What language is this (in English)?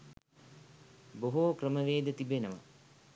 Sinhala